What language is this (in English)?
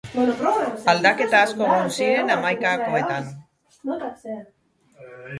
Basque